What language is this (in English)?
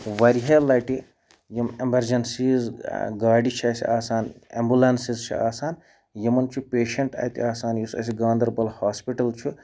Kashmiri